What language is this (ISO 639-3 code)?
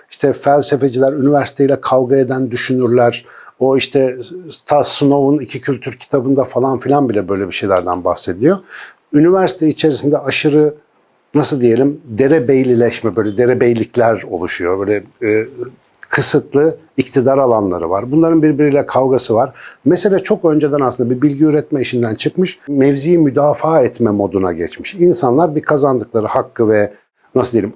tur